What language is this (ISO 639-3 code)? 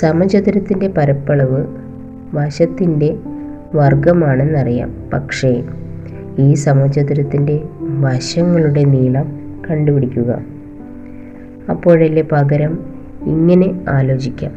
mal